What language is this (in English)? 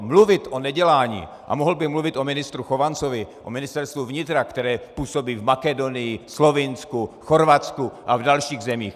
Czech